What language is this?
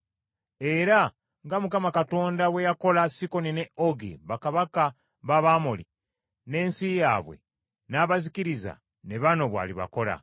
Ganda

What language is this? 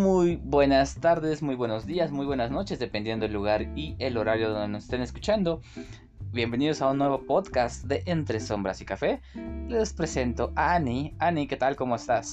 Spanish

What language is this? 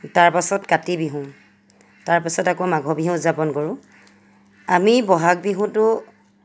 Assamese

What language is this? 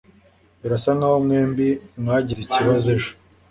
Kinyarwanda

